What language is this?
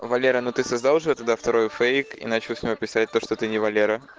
Russian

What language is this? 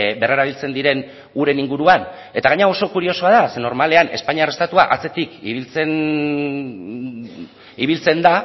Basque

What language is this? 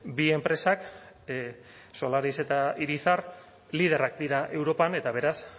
Basque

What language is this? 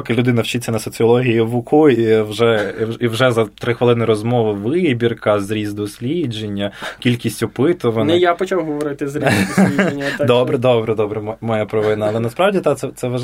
Ukrainian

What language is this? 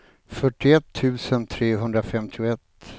Swedish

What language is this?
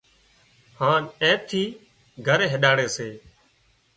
Wadiyara Koli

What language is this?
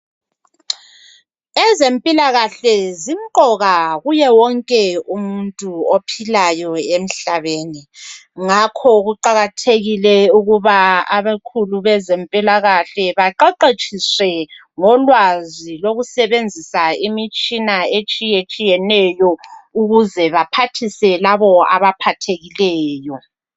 North Ndebele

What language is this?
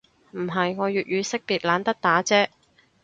Cantonese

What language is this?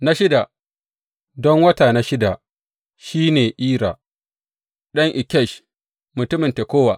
Hausa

